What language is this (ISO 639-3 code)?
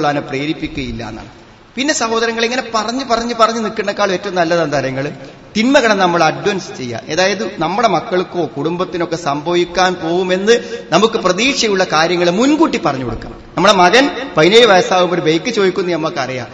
mal